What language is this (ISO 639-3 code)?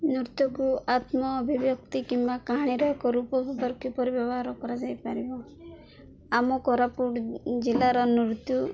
ori